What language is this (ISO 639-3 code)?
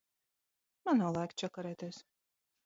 lav